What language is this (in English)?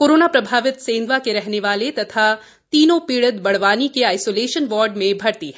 Hindi